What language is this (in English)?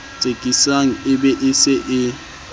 Southern Sotho